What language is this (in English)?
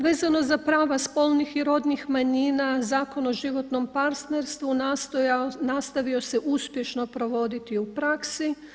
Croatian